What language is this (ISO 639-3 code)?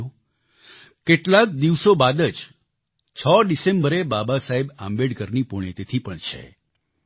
guj